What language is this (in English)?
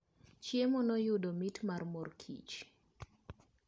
Luo (Kenya and Tanzania)